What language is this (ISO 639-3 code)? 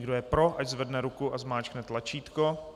ces